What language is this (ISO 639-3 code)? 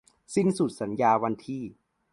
tha